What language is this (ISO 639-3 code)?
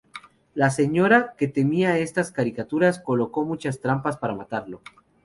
spa